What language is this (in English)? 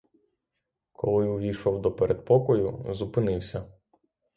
Ukrainian